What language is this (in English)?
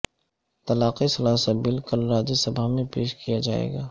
Urdu